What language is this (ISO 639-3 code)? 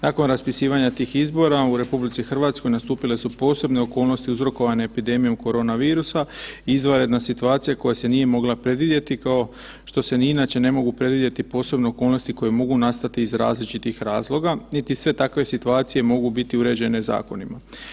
hrv